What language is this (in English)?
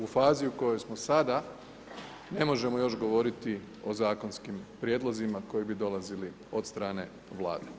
Croatian